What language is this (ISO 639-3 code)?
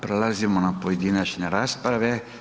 hrv